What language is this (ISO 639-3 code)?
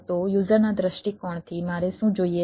guj